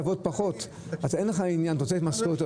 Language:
Hebrew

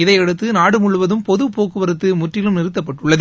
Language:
Tamil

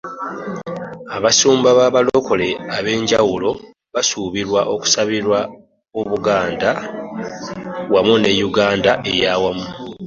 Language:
Ganda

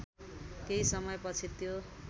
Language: Nepali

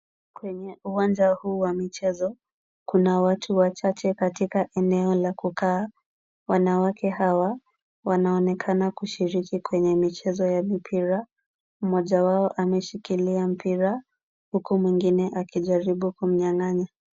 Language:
Swahili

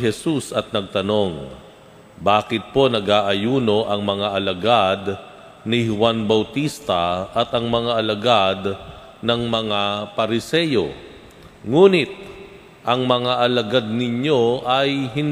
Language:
Filipino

